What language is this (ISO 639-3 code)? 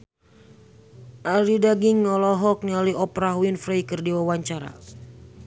sun